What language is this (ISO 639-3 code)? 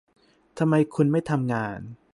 tha